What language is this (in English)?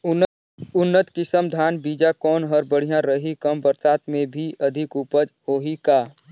Chhattisgarhi